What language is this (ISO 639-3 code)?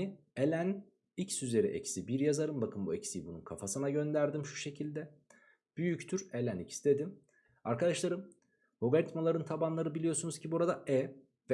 tur